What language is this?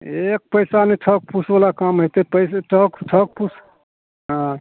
Maithili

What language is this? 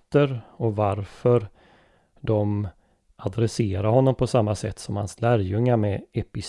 Swedish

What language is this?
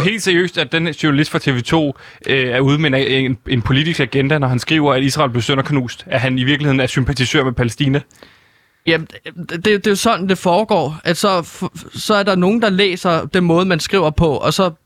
Danish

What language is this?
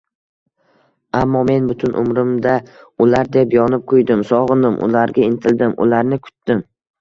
Uzbek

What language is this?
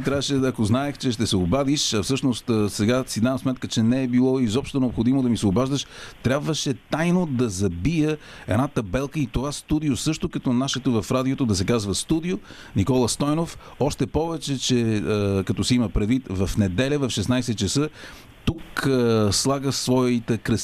Bulgarian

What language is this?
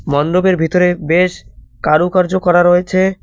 Bangla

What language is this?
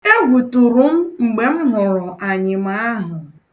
Igbo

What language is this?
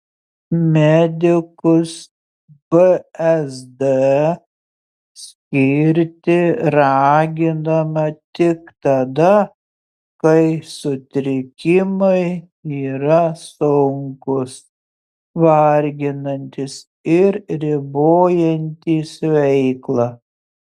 Lithuanian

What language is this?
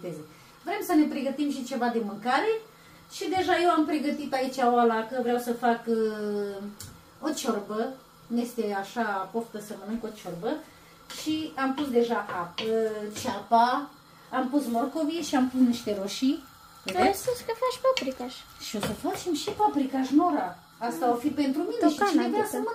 Romanian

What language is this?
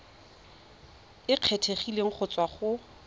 Tswana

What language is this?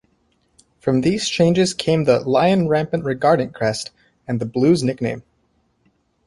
English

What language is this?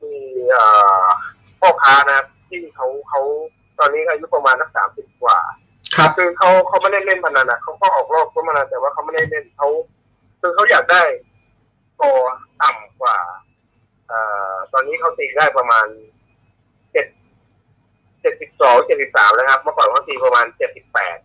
Thai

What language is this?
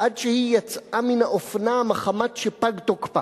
Hebrew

